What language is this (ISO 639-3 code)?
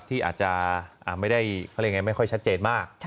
tha